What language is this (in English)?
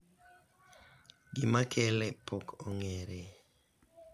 Luo (Kenya and Tanzania)